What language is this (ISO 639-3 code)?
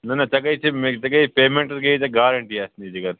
kas